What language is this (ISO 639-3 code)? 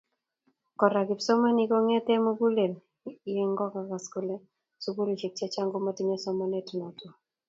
kln